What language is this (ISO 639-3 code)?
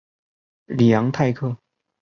zho